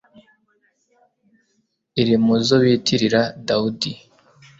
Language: Kinyarwanda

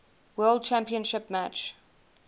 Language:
English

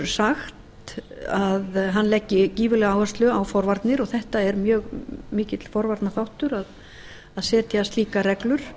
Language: Icelandic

